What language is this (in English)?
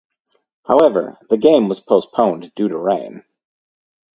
English